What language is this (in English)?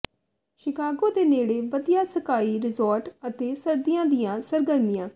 Punjabi